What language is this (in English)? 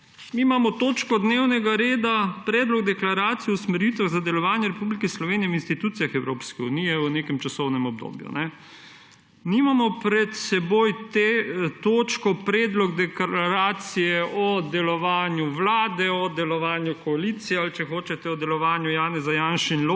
Slovenian